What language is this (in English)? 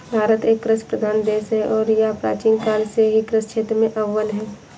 Hindi